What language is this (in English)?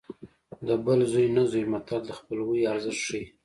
Pashto